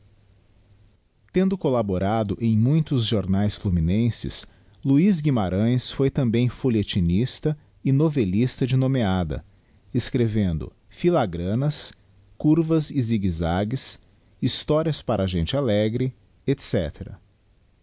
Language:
Portuguese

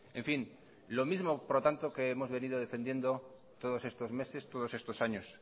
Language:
Spanish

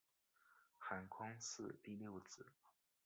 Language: Chinese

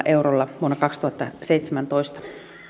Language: Finnish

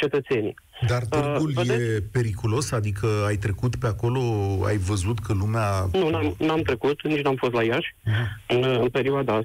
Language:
Romanian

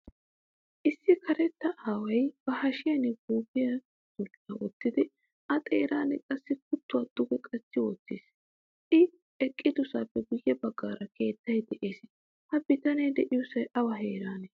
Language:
Wolaytta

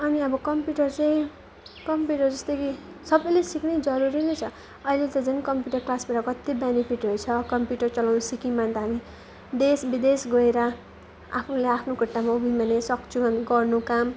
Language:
Nepali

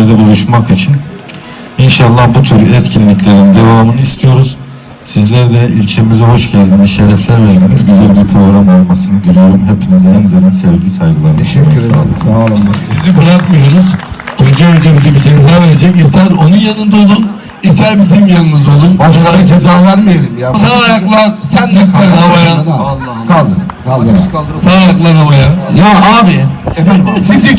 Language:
Turkish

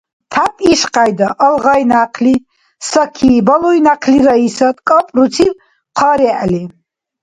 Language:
Dargwa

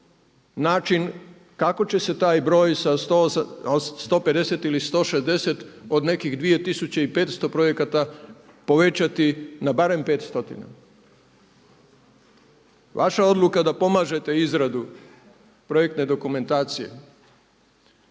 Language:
Croatian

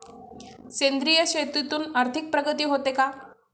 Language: Marathi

